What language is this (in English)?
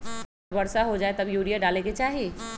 Magahi